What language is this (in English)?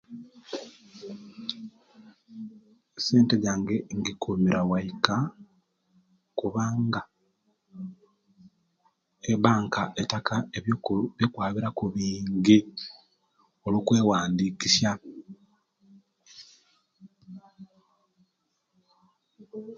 Kenyi